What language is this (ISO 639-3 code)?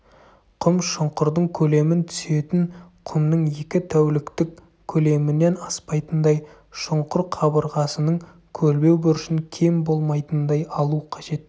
kaz